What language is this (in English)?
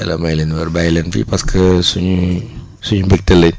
Wolof